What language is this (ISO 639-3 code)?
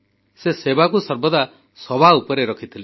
ori